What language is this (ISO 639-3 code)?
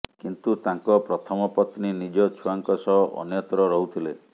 ori